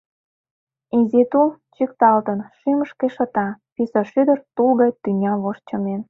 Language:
Mari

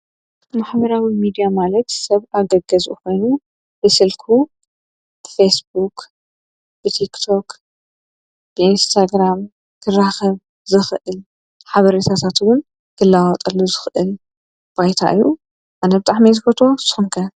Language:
Tigrinya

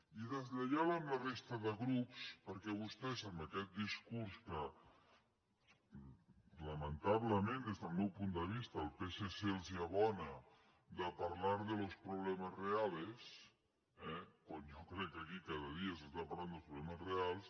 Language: Catalan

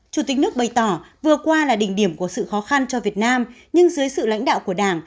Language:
Vietnamese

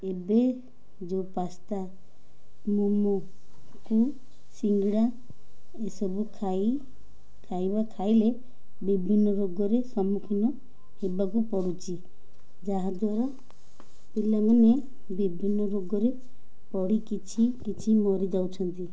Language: Odia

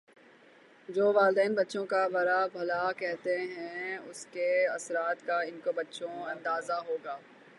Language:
Urdu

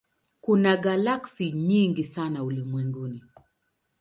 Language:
Swahili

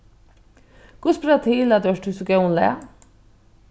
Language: Faroese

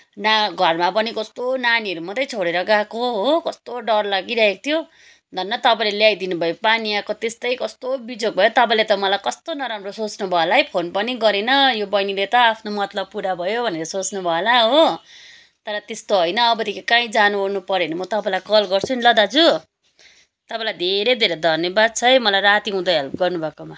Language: Nepali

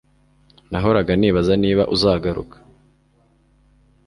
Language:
Kinyarwanda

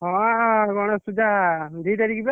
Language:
Odia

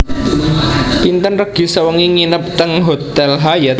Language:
Javanese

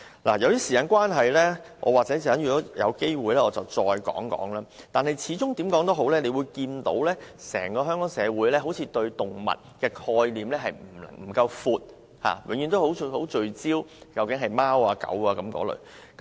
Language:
Cantonese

